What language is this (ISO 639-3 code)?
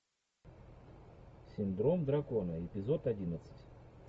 rus